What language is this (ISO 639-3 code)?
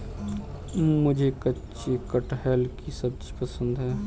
hin